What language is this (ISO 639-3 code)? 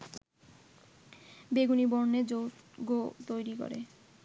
ben